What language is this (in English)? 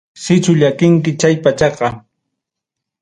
Ayacucho Quechua